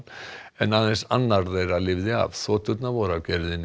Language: Icelandic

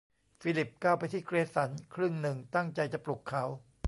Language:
Thai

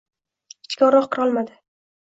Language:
Uzbek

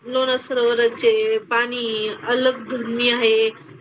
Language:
Marathi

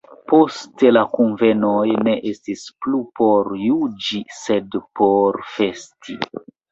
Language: Esperanto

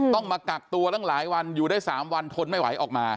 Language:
Thai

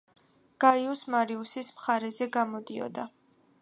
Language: Georgian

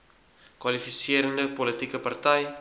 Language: Afrikaans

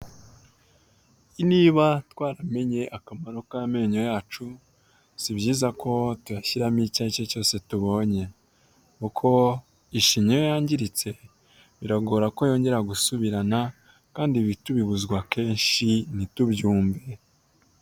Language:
Kinyarwanda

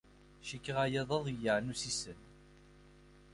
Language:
Kabyle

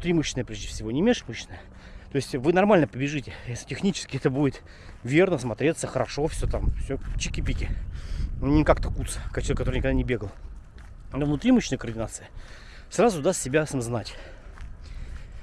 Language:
Russian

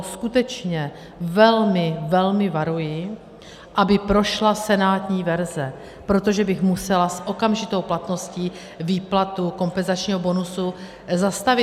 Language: Czech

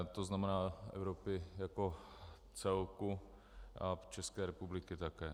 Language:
Czech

